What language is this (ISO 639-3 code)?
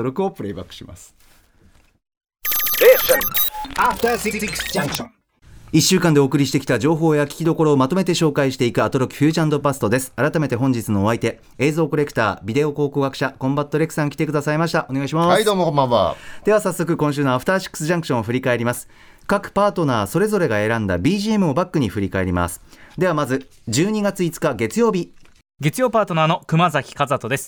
jpn